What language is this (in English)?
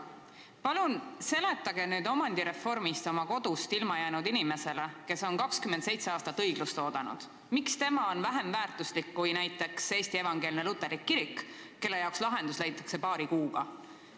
Estonian